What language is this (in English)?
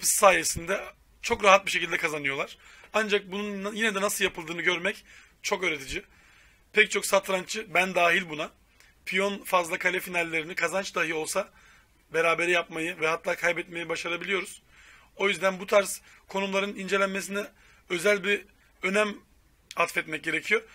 Turkish